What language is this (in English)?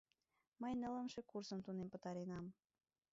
Mari